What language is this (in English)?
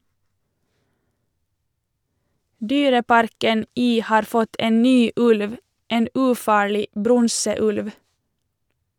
Norwegian